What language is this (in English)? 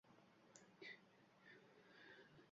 Uzbek